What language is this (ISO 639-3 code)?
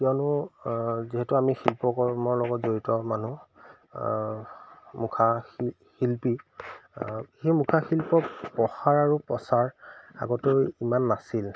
asm